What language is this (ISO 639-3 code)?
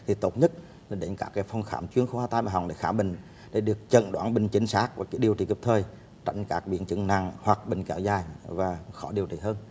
vie